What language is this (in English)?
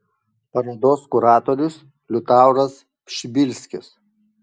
Lithuanian